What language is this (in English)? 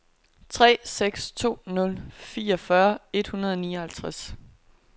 Danish